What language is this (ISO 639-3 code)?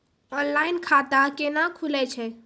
mai